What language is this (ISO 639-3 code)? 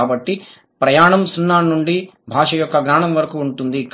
tel